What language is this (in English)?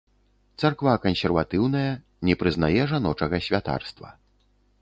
Belarusian